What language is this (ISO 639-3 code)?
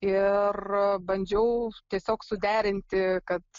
lit